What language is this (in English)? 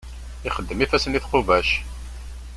Kabyle